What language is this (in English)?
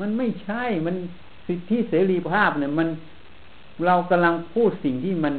Thai